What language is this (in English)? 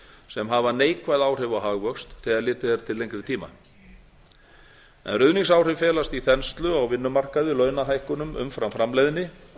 Icelandic